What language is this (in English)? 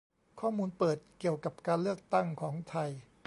Thai